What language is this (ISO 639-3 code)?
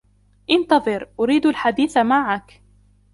ara